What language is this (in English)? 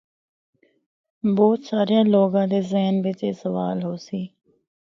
Northern Hindko